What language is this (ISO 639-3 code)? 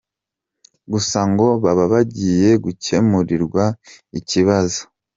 kin